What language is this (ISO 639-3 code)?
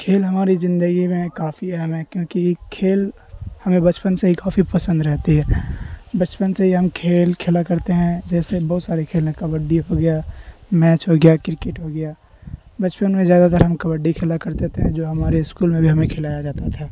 urd